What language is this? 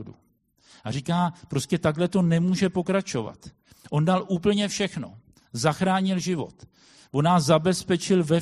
Czech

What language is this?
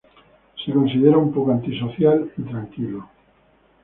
Spanish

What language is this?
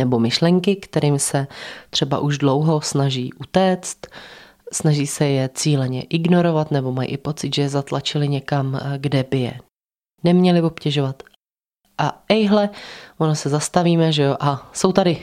Czech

